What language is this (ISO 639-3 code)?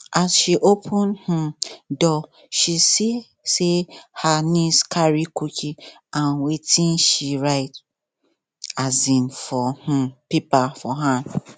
pcm